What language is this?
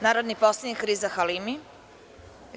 Serbian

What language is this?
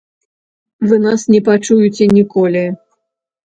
Belarusian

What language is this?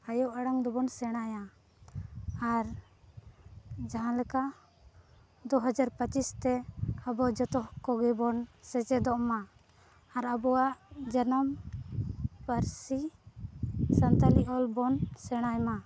Santali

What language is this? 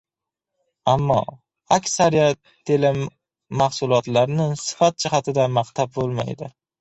Uzbek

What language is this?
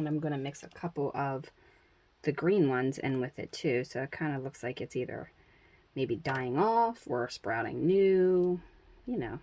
English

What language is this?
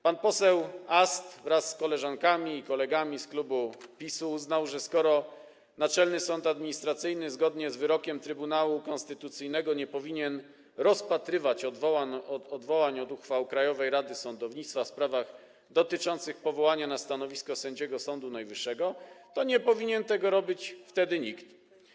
Polish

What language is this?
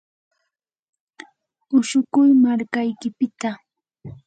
Yanahuanca Pasco Quechua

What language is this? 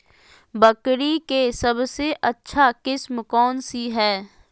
Magahi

